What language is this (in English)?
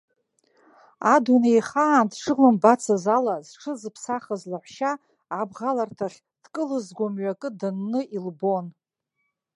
Abkhazian